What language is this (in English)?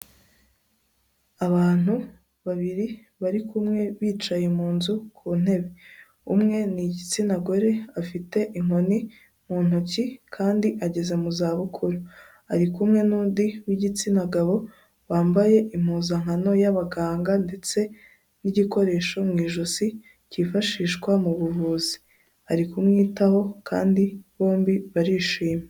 Kinyarwanda